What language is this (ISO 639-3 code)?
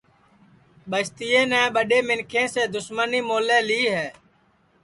ssi